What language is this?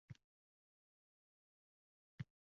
Uzbek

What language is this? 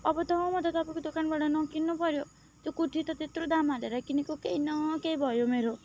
Nepali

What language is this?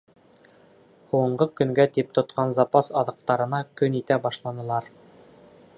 Bashkir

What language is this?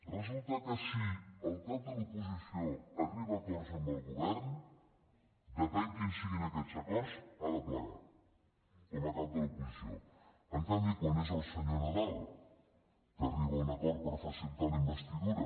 Catalan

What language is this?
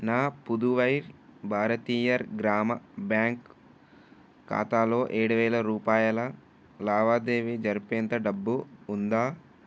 Telugu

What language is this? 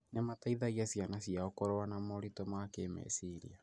Kikuyu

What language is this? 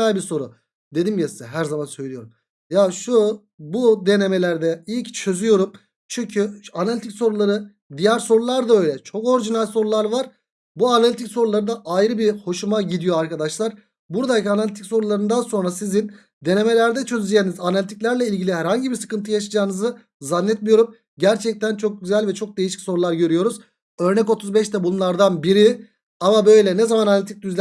Turkish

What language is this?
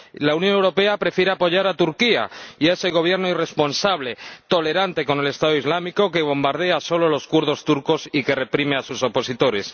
Spanish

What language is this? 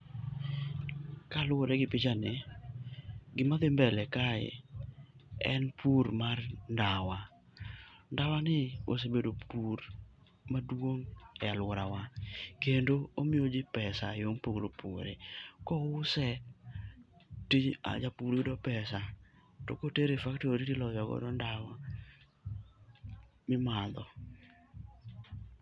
Luo (Kenya and Tanzania)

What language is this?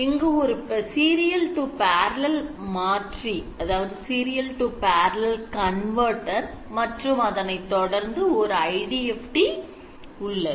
Tamil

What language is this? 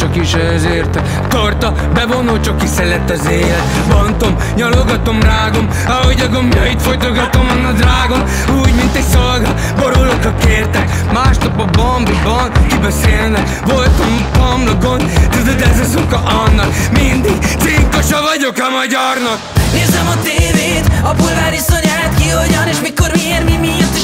Hungarian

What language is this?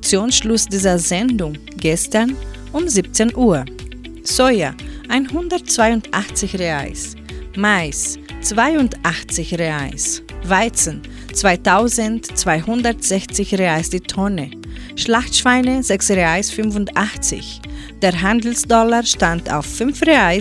German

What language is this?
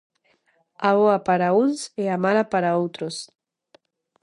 Galician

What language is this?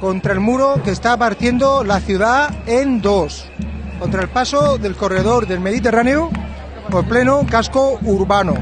Spanish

